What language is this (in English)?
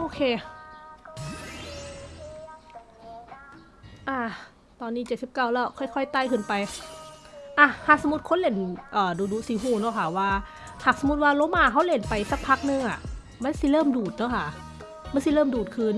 Thai